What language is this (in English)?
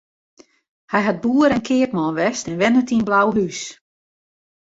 Western Frisian